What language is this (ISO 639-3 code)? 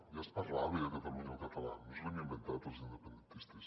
cat